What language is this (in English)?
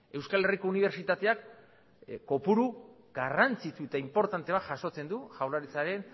Basque